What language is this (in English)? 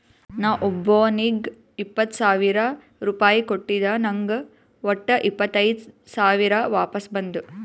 Kannada